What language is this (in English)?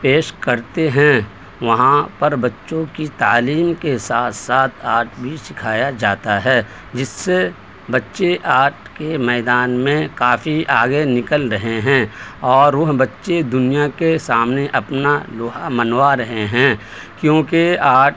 Urdu